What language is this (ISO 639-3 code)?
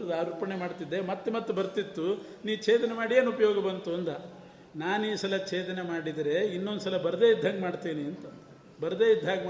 kan